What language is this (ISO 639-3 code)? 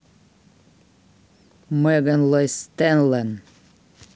rus